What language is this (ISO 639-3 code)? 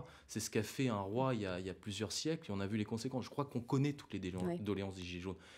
fra